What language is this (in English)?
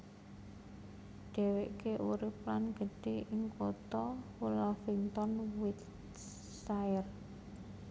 Javanese